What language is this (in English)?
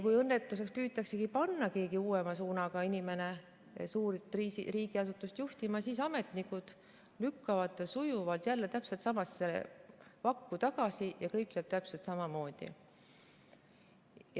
Estonian